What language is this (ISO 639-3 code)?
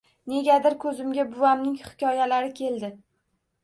uzb